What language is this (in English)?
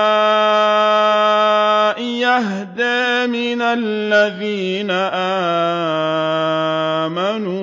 Arabic